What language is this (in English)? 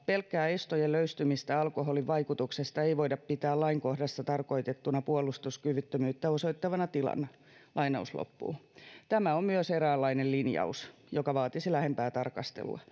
Finnish